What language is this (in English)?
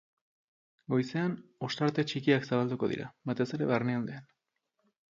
Basque